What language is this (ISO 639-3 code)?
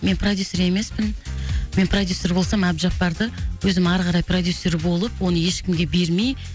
kaz